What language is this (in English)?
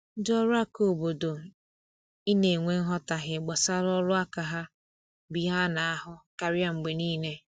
Igbo